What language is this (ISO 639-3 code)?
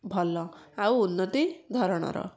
ori